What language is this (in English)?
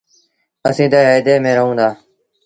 Sindhi Bhil